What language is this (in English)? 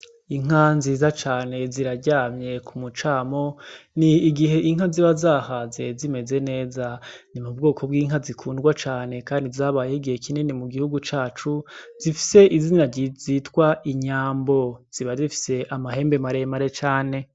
Rundi